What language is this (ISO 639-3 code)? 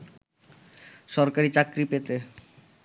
ben